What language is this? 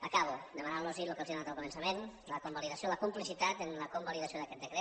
Catalan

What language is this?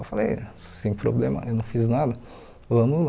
Portuguese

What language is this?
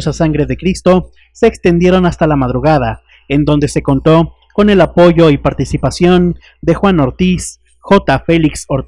Spanish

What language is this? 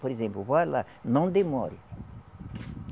Portuguese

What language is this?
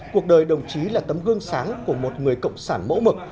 Vietnamese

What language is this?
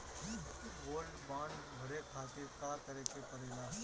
Bhojpuri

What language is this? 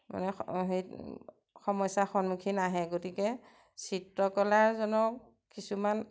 Assamese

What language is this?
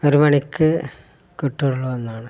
Malayalam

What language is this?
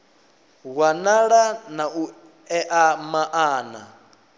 Venda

